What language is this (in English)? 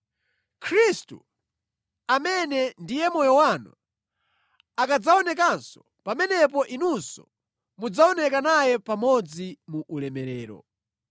Nyanja